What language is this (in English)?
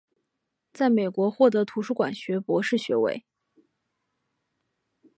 Chinese